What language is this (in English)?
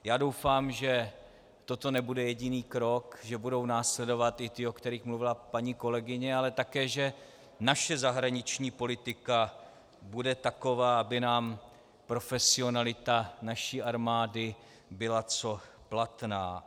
Czech